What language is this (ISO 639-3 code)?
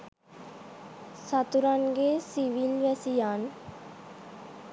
sin